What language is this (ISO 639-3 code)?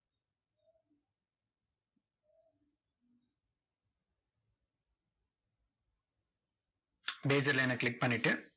tam